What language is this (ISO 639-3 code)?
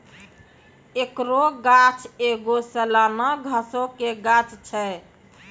mai